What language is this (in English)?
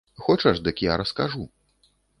Belarusian